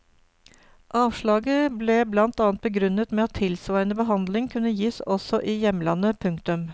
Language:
Norwegian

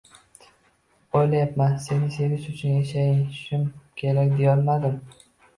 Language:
Uzbek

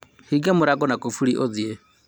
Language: Kikuyu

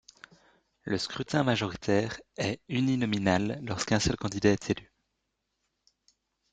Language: French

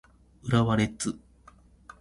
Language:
Japanese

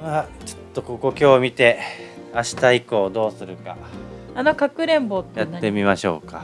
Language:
Japanese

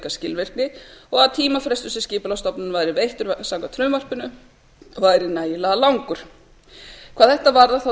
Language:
Icelandic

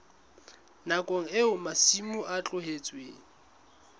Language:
Southern Sotho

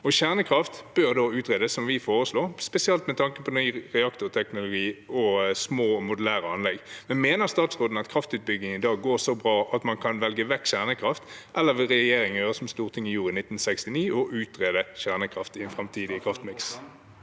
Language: Norwegian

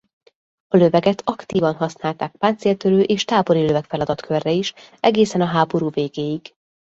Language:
Hungarian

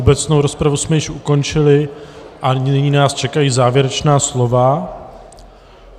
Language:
Czech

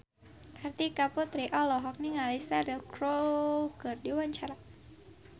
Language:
Sundanese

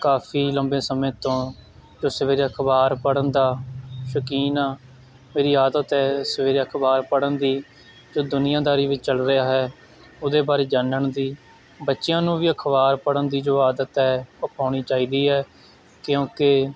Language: Punjabi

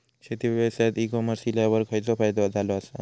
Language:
Marathi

